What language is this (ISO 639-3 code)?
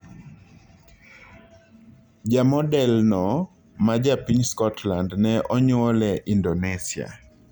luo